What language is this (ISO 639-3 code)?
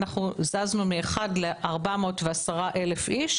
heb